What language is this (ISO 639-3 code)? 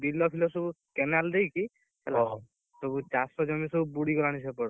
ori